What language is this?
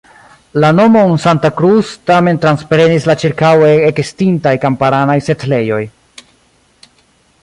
Esperanto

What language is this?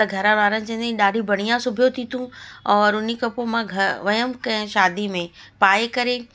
Sindhi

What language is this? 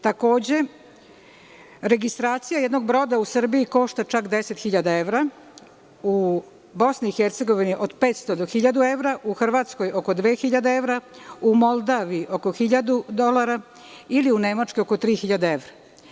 Serbian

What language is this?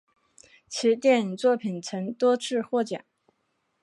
Chinese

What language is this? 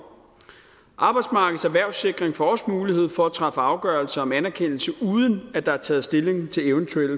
Danish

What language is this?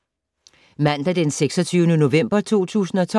Danish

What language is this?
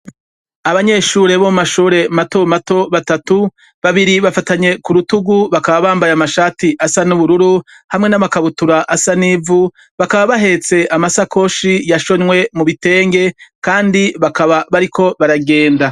Rundi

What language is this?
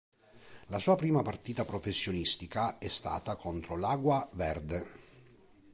Italian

